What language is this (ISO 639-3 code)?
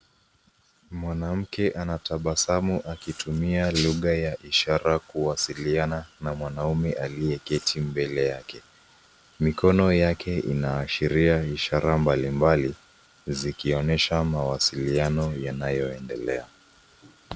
swa